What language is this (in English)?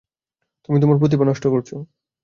Bangla